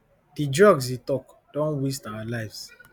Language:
Nigerian Pidgin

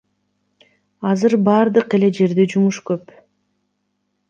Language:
Kyrgyz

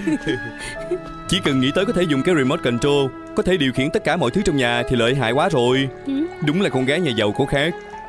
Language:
Vietnamese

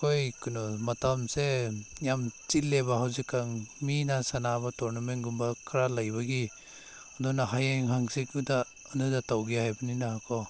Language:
Manipuri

